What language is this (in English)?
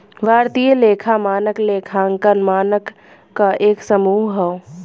Bhojpuri